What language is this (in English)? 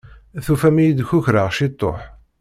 Kabyle